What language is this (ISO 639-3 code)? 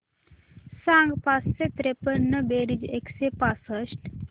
mar